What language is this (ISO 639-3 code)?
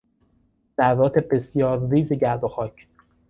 fas